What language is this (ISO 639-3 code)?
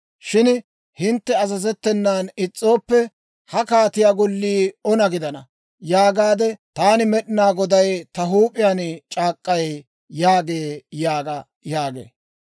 dwr